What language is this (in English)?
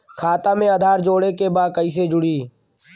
Bhojpuri